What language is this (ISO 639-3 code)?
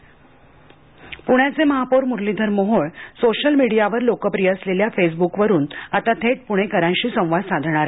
mar